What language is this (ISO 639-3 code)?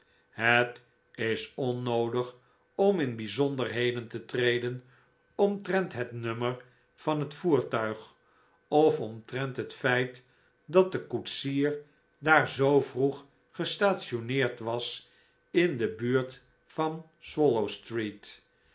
nld